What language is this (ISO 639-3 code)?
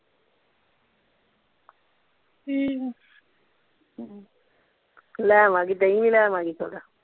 pan